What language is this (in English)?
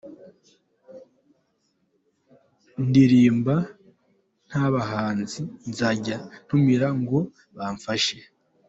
Kinyarwanda